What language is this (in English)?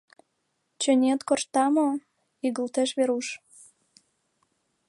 Mari